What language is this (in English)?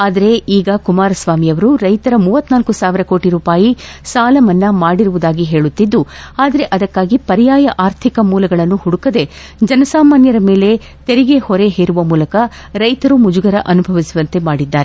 Kannada